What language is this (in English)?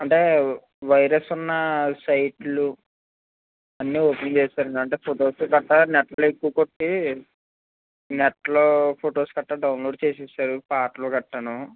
Telugu